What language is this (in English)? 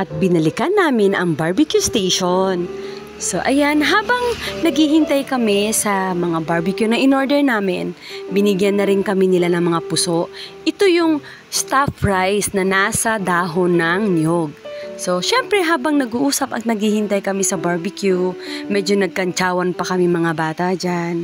Filipino